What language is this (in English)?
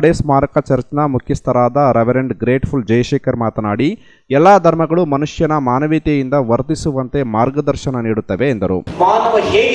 Kannada